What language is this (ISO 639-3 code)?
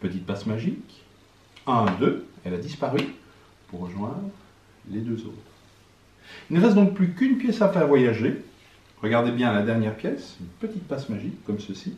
fra